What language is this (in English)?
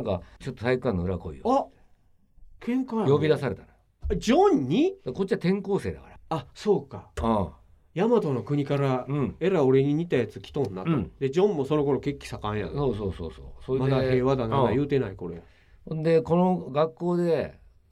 Japanese